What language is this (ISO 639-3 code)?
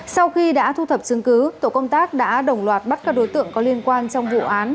vie